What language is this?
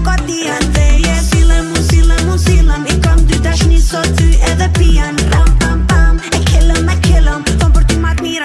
Turkish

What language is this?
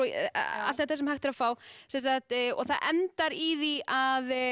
Icelandic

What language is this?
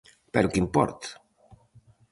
Galician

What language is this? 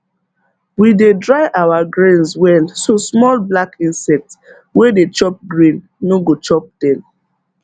Nigerian Pidgin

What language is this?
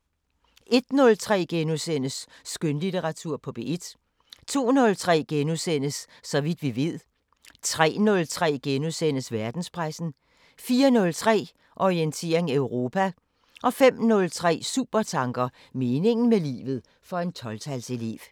Danish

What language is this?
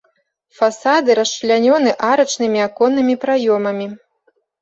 Belarusian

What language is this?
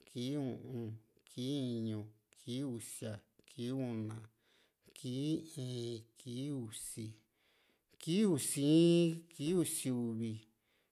Juxtlahuaca Mixtec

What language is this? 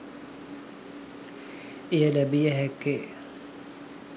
Sinhala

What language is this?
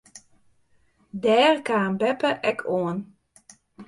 Western Frisian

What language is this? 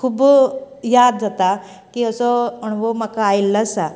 Konkani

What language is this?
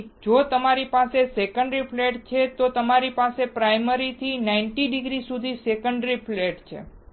Gujarati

